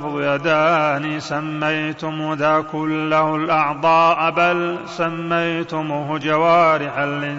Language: Arabic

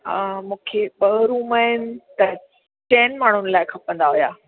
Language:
Sindhi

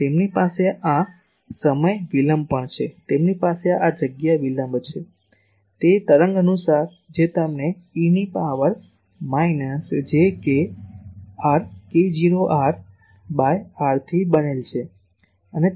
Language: Gujarati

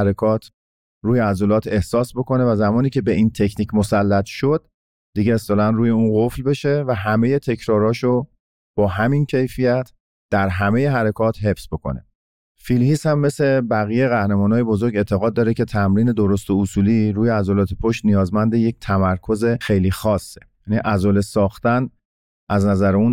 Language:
Persian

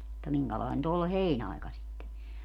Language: Finnish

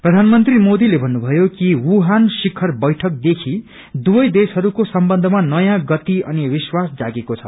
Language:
Nepali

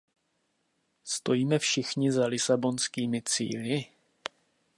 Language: Czech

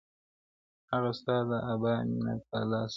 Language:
Pashto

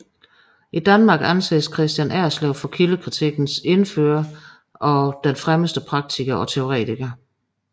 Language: Danish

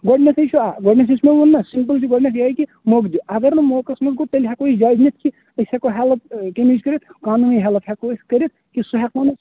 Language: Kashmiri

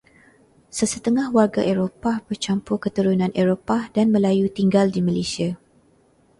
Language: Malay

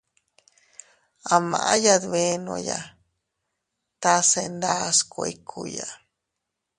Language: Teutila Cuicatec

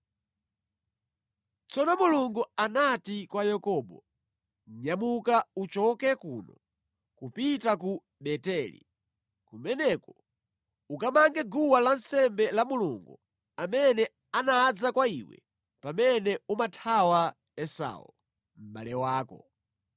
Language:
Nyanja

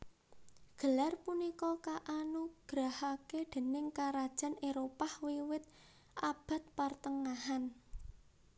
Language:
Javanese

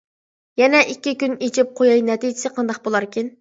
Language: Uyghur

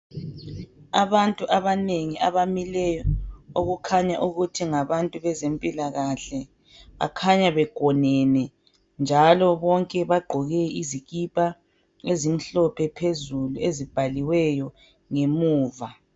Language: North Ndebele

